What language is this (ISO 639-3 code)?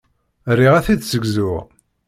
kab